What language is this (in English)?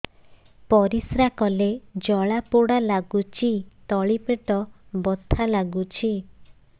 Odia